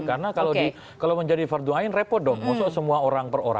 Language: Indonesian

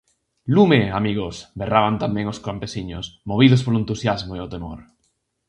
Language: Galician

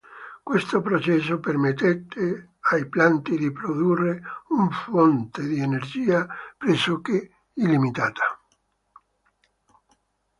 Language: Italian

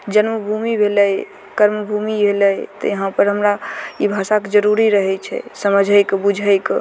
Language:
Maithili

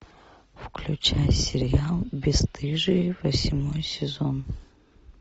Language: Russian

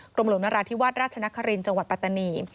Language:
Thai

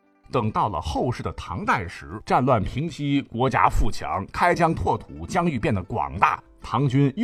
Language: Chinese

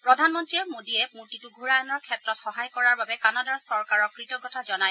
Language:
Assamese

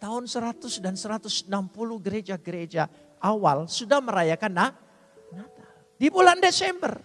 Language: Indonesian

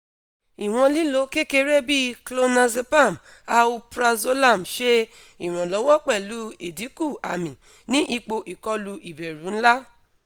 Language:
Yoruba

